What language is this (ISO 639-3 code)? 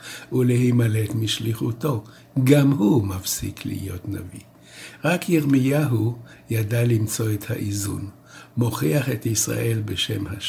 heb